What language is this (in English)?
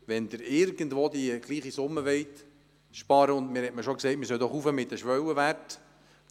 Swiss German